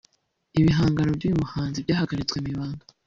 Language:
Kinyarwanda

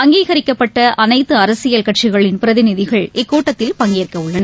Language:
Tamil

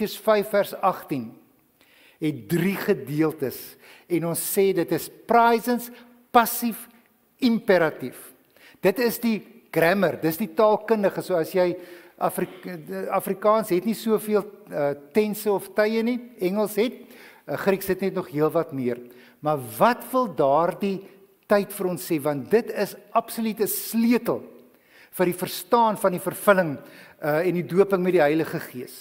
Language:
Dutch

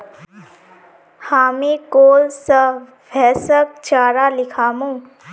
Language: Magahi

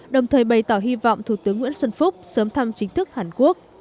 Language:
Vietnamese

